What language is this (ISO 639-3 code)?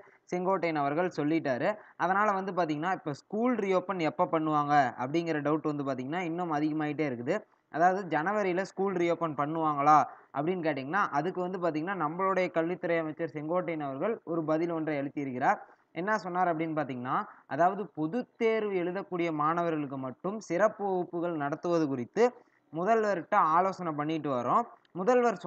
ara